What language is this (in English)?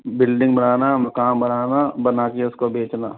Hindi